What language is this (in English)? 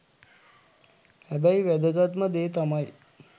Sinhala